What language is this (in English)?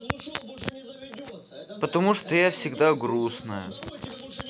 Russian